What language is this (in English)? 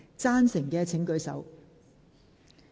Cantonese